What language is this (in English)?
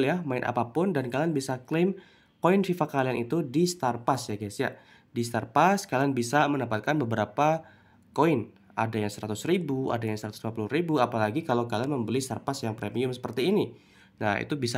Indonesian